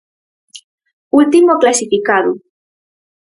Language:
Galician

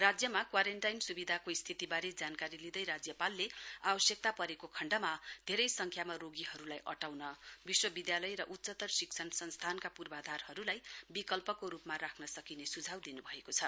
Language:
Nepali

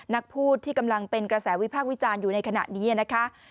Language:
Thai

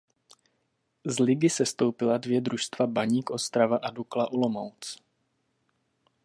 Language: Czech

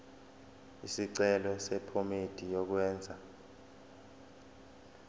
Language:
Zulu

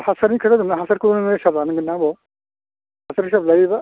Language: Bodo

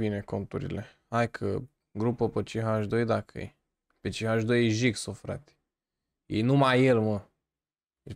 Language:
Romanian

